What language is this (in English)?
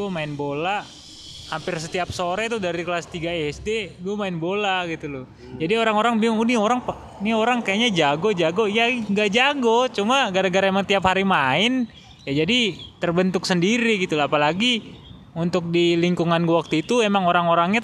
Indonesian